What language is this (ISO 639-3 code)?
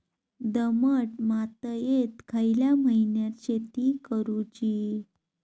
mar